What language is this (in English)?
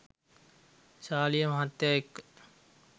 Sinhala